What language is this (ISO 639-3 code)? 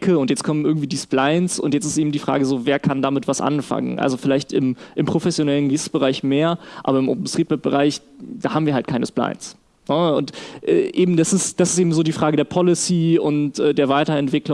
deu